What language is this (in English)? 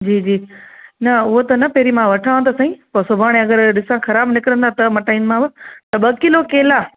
Sindhi